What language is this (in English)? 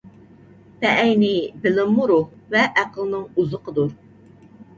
Uyghur